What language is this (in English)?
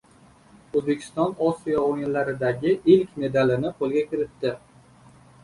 Uzbek